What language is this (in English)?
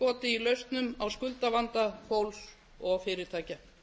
Icelandic